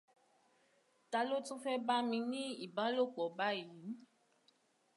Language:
Yoruba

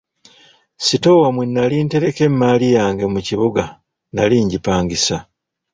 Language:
Ganda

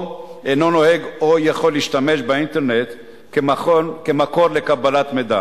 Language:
Hebrew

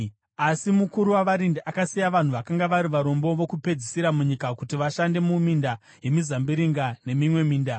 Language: Shona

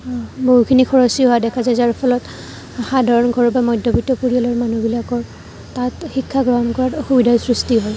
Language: Assamese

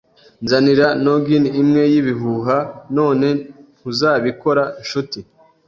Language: Kinyarwanda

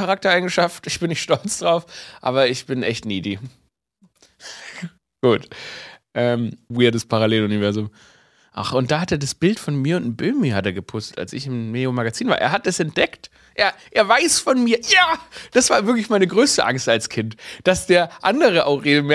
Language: German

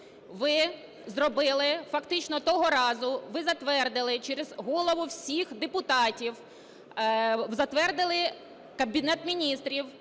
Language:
Ukrainian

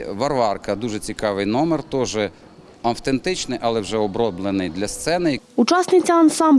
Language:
Ukrainian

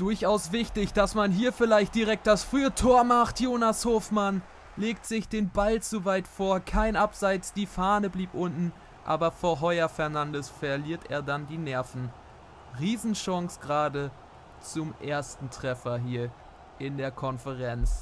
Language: German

